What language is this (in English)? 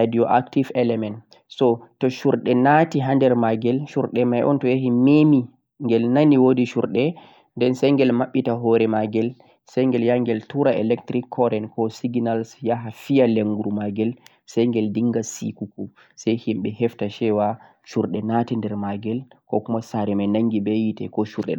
Central-Eastern Niger Fulfulde